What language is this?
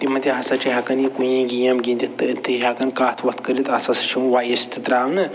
Kashmiri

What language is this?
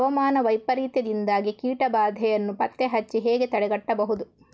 Kannada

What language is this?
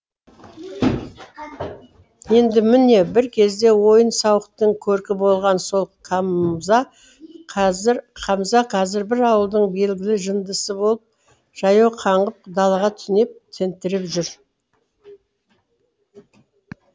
Kazakh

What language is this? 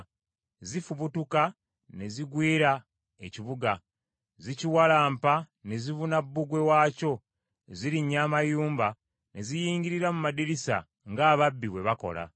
Ganda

